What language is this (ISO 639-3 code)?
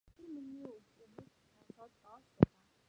mon